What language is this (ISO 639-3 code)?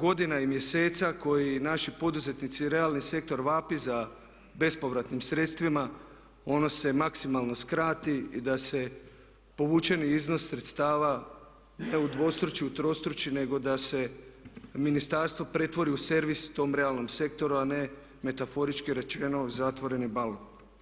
hrv